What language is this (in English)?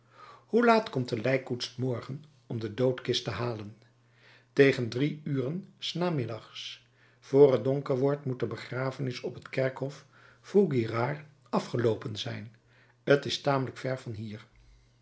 Dutch